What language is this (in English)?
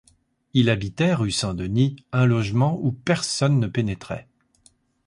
French